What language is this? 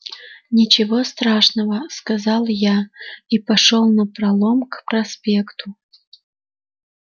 Russian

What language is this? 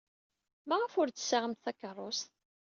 Kabyle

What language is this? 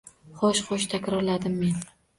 Uzbek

